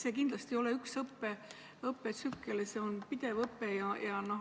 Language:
Estonian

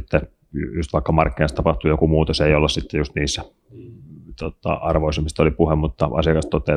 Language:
Finnish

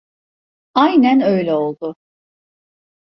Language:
Turkish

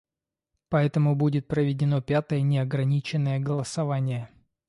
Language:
Russian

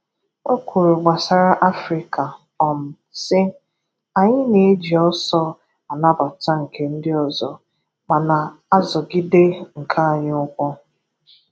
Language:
Igbo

